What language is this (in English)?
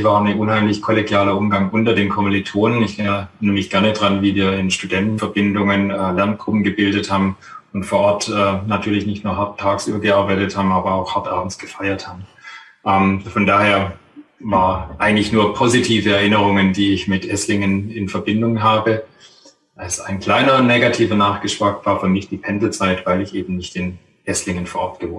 German